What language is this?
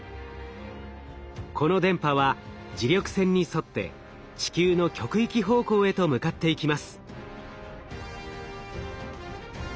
Japanese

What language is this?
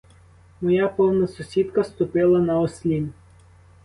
Ukrainian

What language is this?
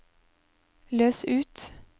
Norwegian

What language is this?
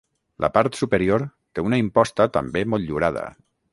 Catalan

